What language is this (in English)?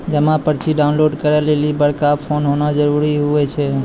Maithili